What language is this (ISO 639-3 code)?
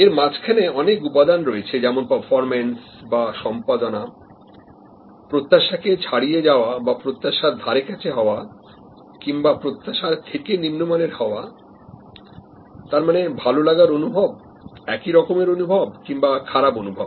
ben